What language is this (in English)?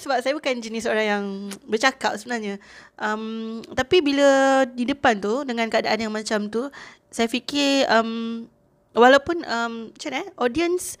Malay